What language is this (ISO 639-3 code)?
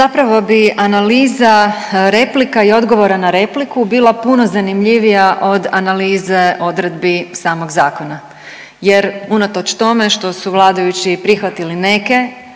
hrv